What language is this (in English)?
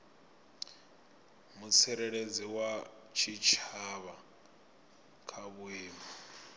Venda